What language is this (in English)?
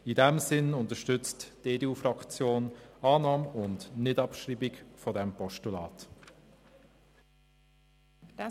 Swiss German